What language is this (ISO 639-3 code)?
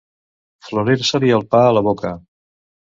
cat